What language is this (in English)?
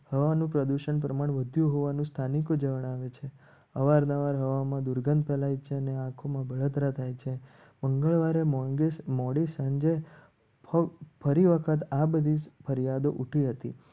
Gujarati